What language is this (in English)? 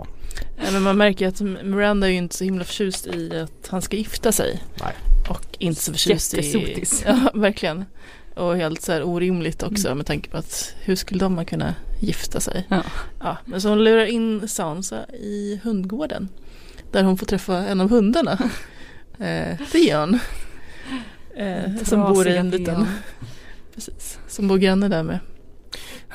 Swedish